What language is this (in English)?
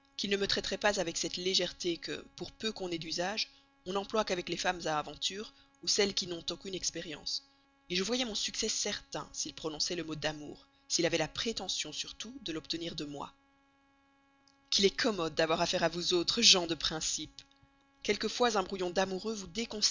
French